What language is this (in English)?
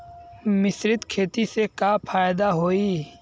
Bhojpuri